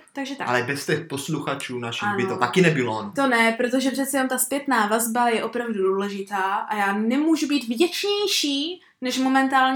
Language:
Czech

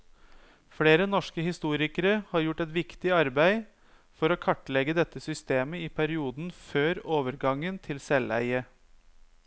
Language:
Norwegian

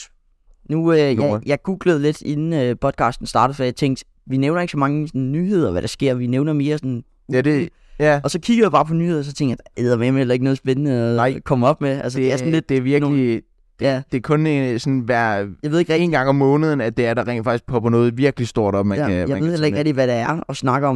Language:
Danish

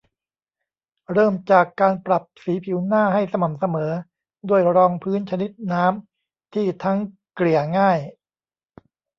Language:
Thai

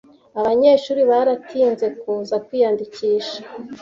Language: Kinyarwanda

